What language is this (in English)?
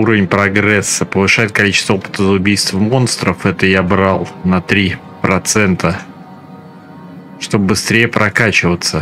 Russian